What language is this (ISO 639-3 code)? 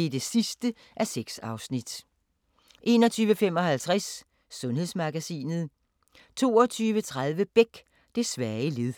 dan